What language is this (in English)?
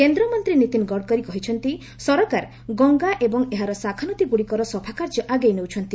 Odia